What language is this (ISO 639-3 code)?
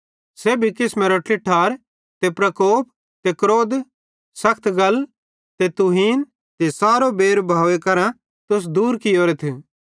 bhd